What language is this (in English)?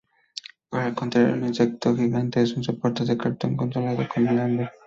Spanish